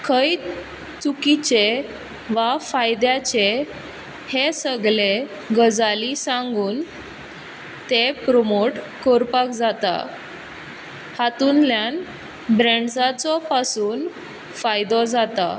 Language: Konkani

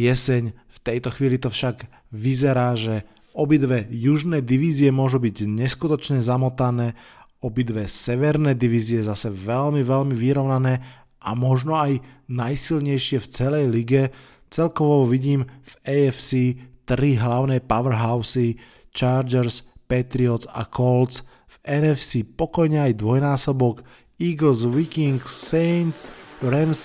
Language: Slovak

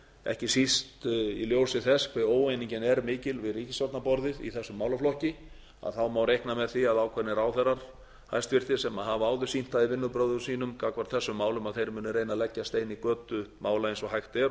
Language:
Icelandic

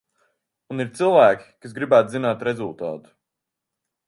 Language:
Latvian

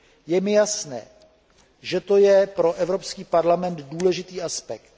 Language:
Czech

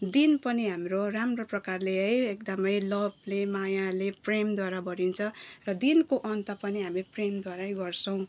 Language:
Nepali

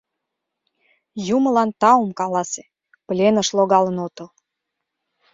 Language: Mari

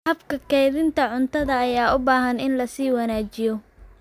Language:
Somali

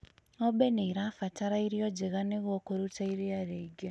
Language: Kikuyu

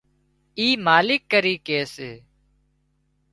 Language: Wadiyara Koli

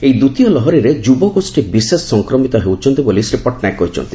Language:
Odia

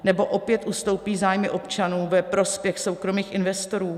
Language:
Czech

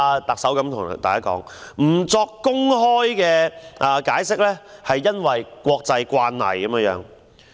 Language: Cantonese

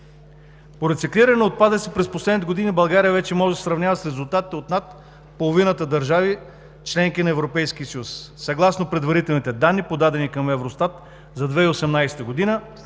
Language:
Bulgarian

